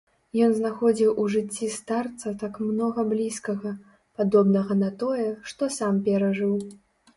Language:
Belarusian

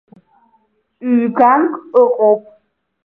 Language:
Abkhazian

